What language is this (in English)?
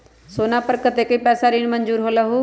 Magahi